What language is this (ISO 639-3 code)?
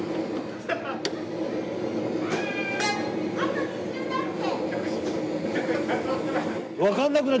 jpn